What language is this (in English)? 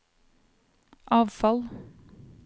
Norwegian